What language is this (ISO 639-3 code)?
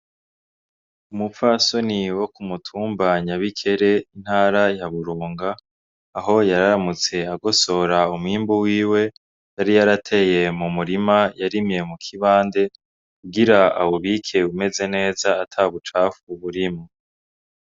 run